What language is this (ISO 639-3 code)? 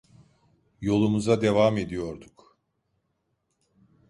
tur